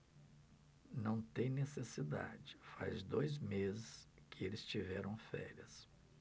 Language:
Portuguese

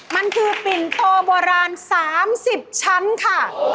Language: Thai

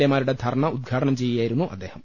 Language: Malayalam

